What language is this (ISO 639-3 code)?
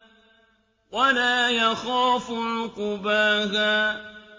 ara